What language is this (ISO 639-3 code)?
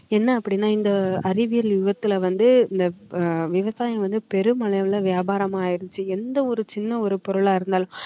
tam